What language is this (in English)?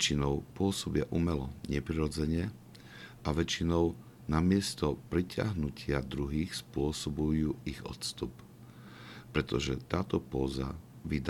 Slovak